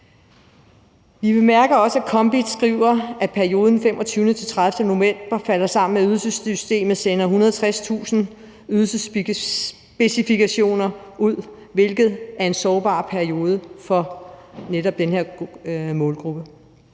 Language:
Danish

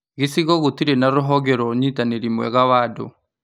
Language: Kikuyu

